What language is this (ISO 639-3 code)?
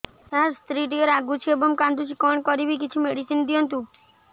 ori